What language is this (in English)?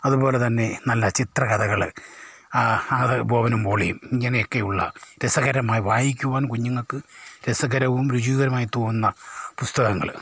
Malayalam